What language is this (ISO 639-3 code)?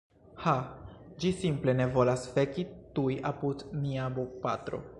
epo